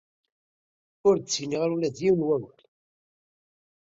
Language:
Kabyle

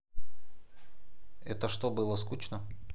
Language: Russian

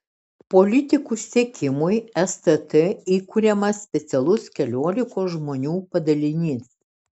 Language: Lithuanian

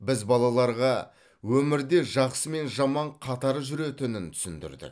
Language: Kazakh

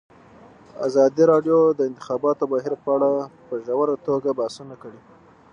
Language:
Pashto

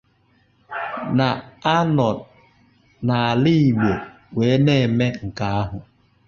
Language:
Igbo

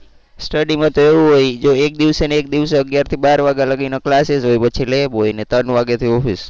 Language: Gujarati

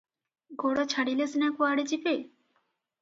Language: Odia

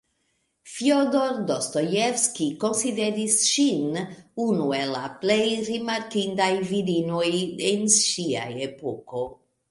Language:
Esperanto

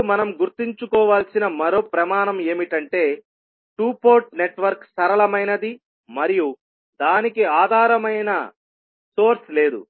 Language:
Telugu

